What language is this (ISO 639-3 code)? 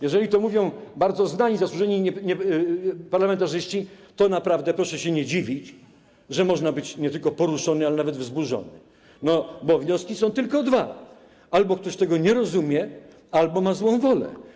pol